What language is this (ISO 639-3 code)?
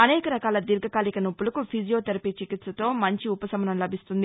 tel